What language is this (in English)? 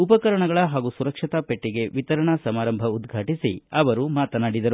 Kannada